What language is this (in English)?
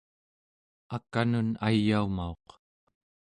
Central Yupik